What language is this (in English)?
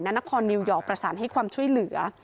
Thai